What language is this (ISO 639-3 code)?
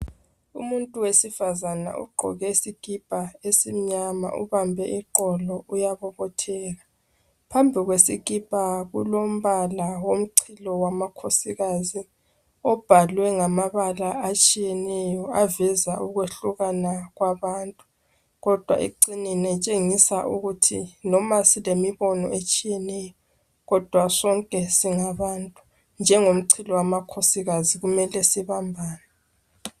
nde